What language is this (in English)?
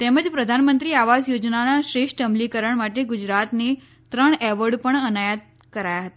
Gujarati